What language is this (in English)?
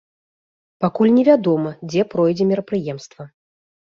Belarusian